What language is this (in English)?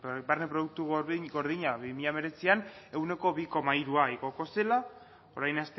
Basque